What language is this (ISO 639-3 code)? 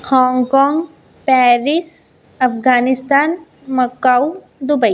mar